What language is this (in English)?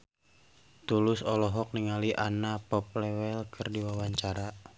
Sundanese